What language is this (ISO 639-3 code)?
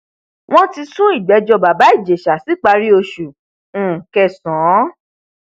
yor